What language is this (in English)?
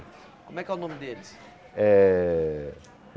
Portuguese